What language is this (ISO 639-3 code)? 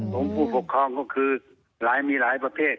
tha